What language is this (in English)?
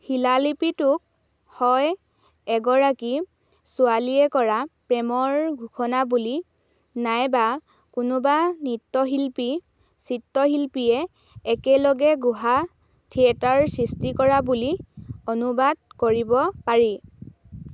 Assamese